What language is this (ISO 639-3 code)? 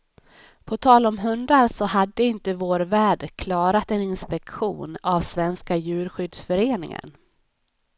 swe